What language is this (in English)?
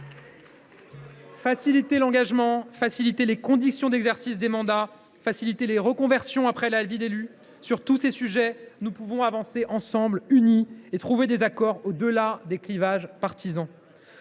French